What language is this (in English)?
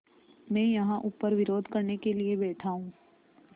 Hindi